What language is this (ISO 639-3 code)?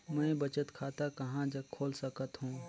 hne